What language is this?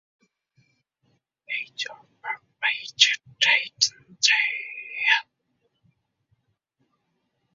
Uzbek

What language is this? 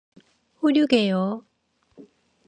Korean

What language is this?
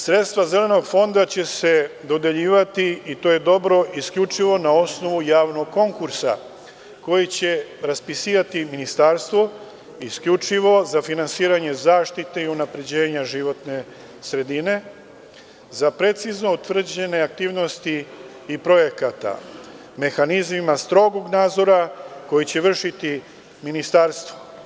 Serbian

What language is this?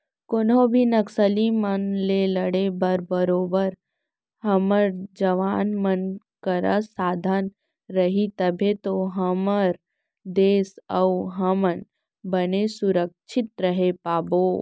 Chhattisgarhi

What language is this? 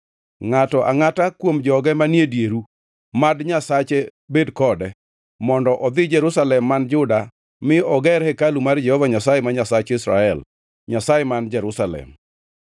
Luo (Kenya and Tanzania)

